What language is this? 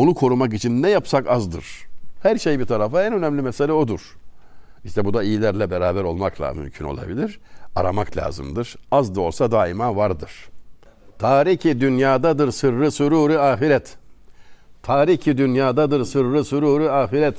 Turkish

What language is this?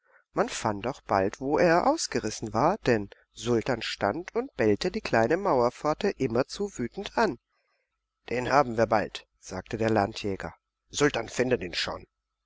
German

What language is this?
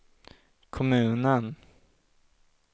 Swedish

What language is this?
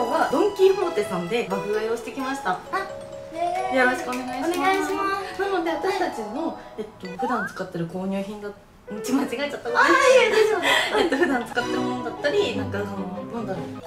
Japanese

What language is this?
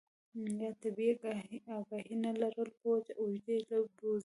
Pashto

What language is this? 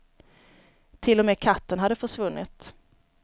Swedish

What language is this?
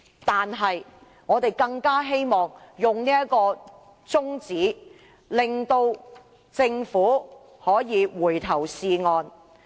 Cantonese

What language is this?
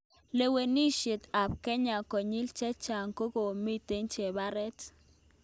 Kalenjin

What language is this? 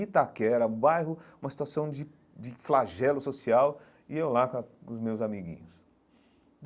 Portuguese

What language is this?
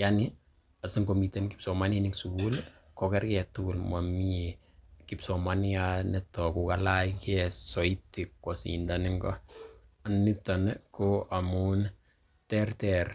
Kalenjin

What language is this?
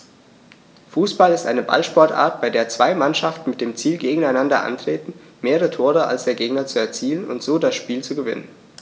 German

